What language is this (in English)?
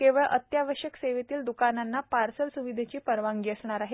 Marathi